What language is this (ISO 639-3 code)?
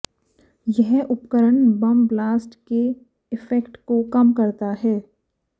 hin